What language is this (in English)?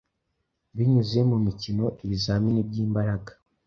Kinyarwanda